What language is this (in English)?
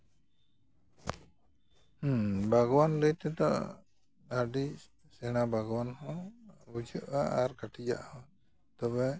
Santali